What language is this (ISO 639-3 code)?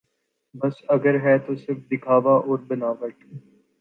urd